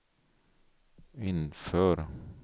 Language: Swedish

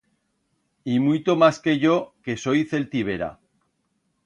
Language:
Aragonese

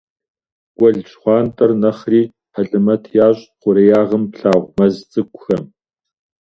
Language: Kabardian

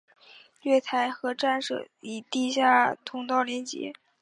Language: Chinese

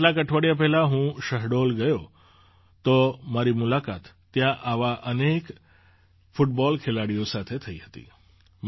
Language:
Gujarati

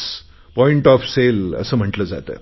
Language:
Marathi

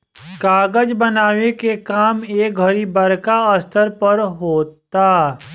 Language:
Bhojpuri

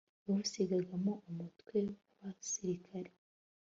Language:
Kinyarwanda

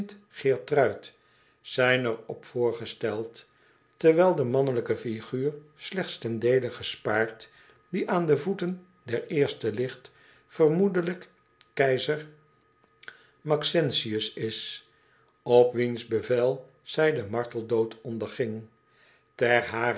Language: Dutch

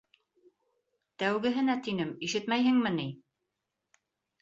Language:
Bashkir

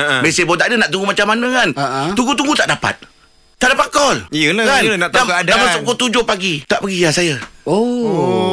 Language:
Malay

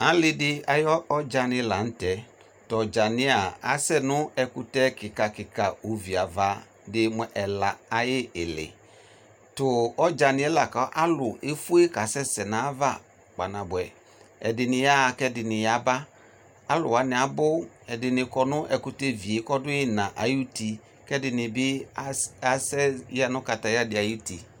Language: Ikposo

